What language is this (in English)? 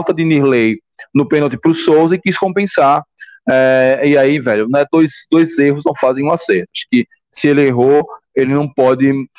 Portuguese